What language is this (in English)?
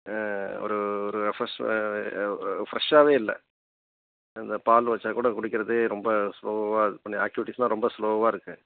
Tamil